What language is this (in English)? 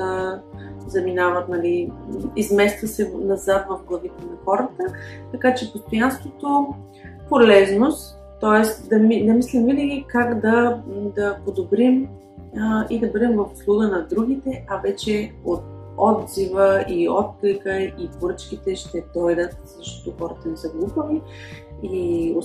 Bulgarian